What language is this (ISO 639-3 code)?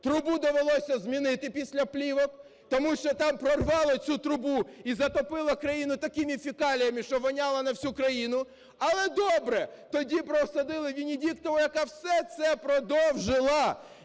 ukr